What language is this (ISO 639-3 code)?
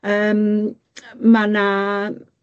cym